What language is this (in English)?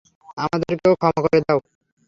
Bangla